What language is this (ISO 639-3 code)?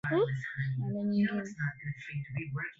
swa